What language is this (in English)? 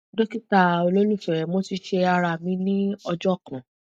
Yoruba